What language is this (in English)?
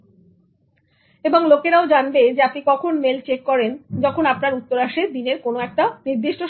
Bangla